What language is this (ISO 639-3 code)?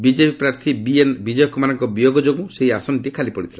ori